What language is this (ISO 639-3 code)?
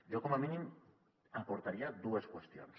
cat